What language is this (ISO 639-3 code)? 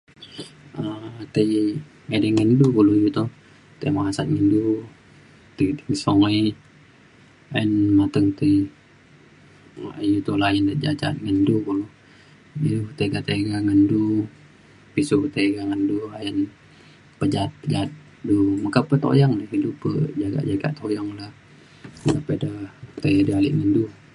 xkl